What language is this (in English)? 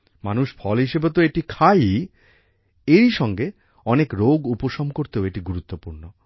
Bangla